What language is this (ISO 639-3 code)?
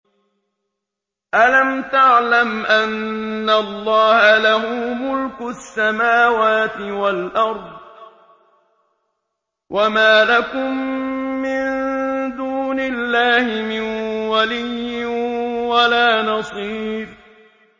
ara